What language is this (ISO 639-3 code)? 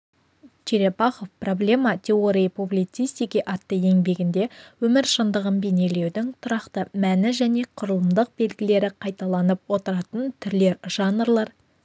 kaz